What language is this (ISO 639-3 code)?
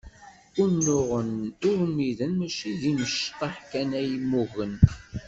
kab